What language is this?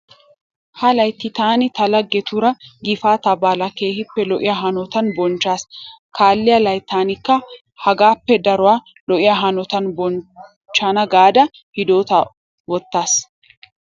Wolaytta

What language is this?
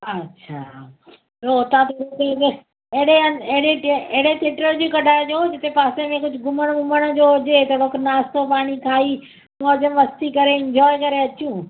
Sindhi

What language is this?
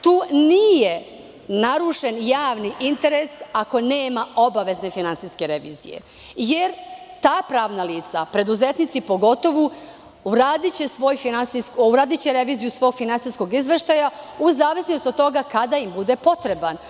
Serbian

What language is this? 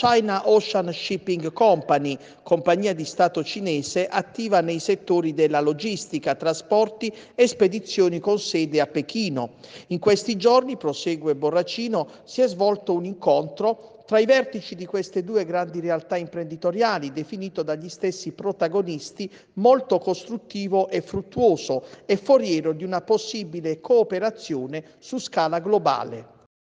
Italian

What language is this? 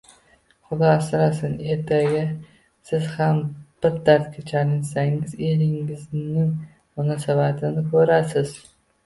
Uzbek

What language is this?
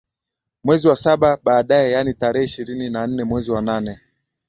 Swahili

